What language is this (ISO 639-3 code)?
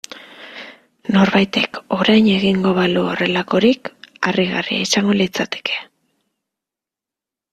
eus